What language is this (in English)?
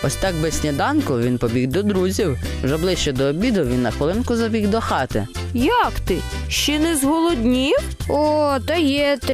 Ukrainian